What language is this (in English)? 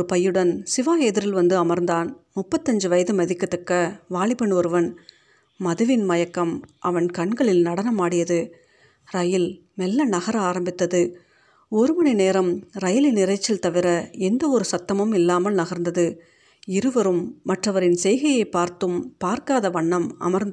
Tamil